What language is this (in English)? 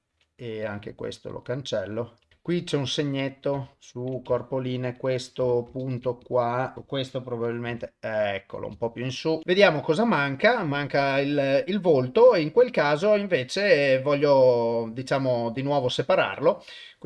Italian